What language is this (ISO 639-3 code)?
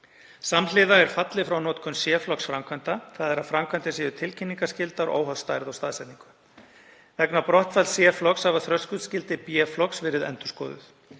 isl